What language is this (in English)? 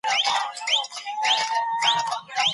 Pashto